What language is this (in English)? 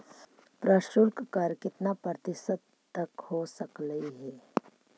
Magahi